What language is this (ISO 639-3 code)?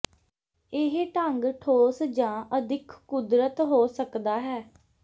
pan